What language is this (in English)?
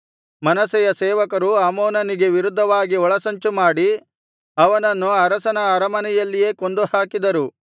Kannada